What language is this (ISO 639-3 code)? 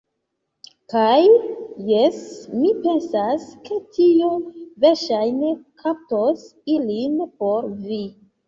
epo